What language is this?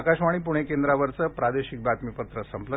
Marathi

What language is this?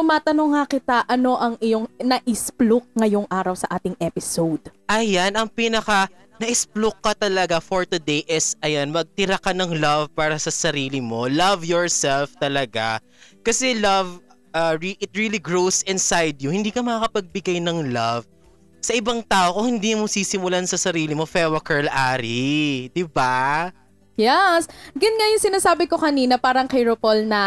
Filipino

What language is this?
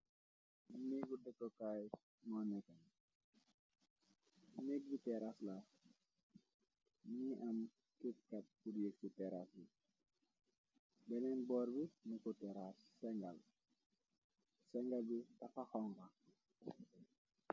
Wolof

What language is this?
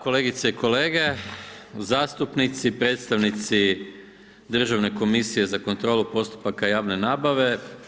Croatian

